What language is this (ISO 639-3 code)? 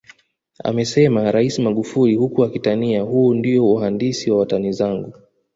swa